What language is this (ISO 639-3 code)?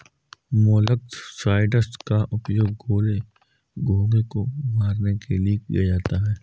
hin